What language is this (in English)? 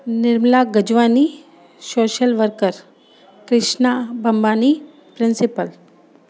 Sindhi